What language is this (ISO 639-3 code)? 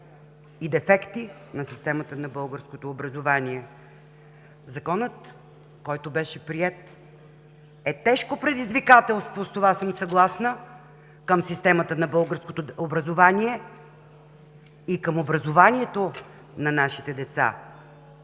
bul